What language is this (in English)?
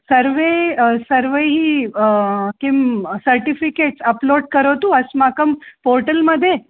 Sanskrit